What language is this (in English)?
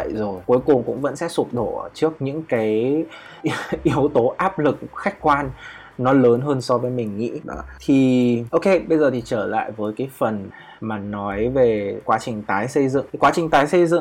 Vietnamese